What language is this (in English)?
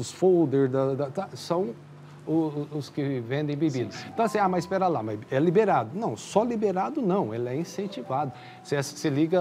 Portuguese